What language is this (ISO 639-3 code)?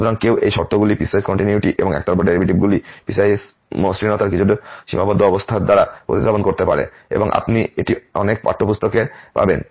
ben